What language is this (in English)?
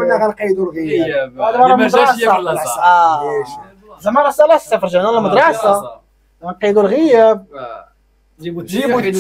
Arabic